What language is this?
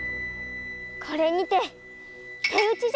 Japanese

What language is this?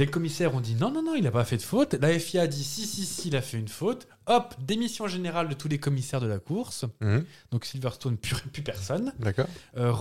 French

